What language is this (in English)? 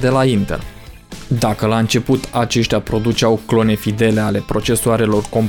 Romanian